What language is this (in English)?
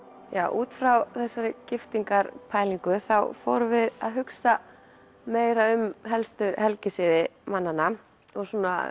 Icelandic